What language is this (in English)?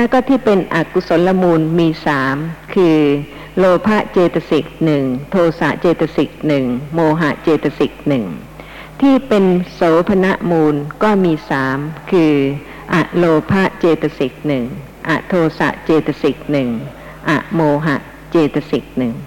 Thai